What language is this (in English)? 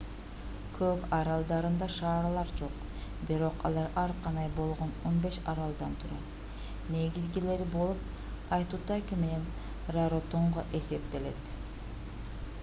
Kyrgyz